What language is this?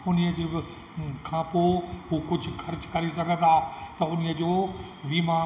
Sindhi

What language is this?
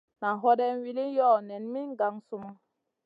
Masana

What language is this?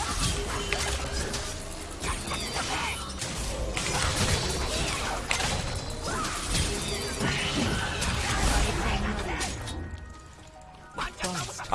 Korean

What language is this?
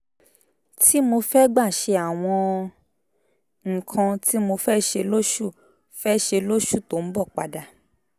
Yoruba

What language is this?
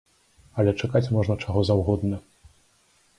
Belarusian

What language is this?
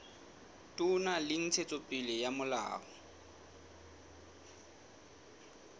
Southern Sotho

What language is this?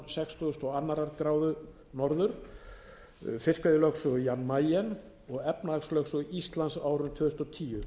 Icelandic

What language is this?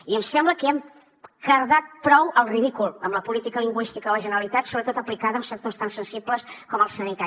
Catalan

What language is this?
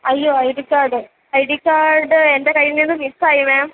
Malayalam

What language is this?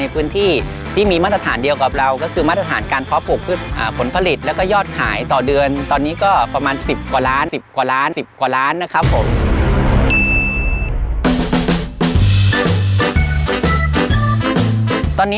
Thai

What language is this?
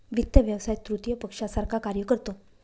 Marathi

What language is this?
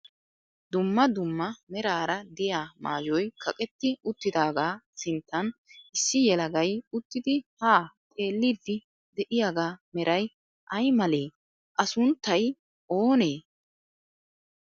Wolaytta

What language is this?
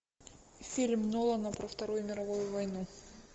Russian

